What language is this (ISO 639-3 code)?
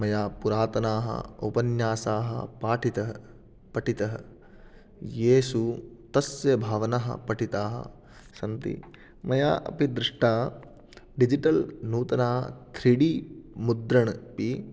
san